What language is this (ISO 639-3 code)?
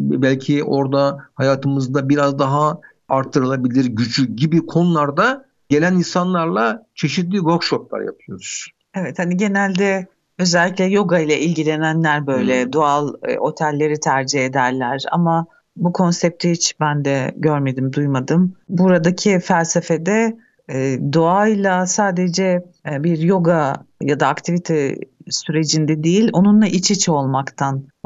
tur